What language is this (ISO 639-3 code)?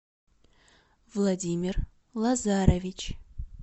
rus